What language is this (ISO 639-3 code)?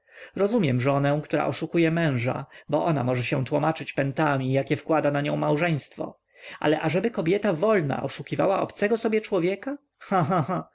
pol